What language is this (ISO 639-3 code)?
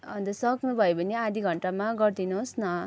nep